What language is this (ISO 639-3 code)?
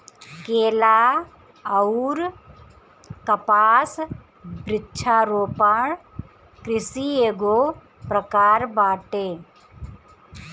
bho